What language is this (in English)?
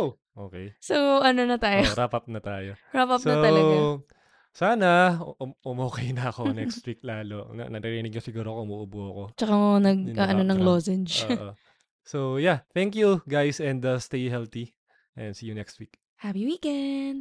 Filipino